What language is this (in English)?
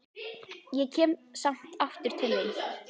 Icelandic